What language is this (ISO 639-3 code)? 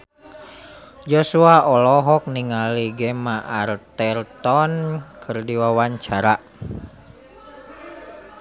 sun